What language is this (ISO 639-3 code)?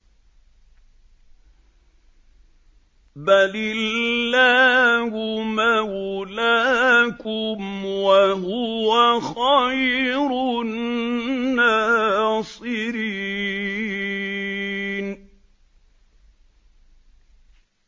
ara